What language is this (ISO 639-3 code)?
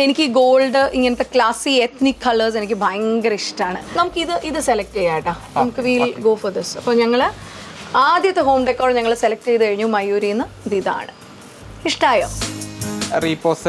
mal